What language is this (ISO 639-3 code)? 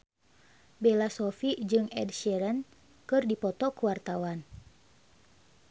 sun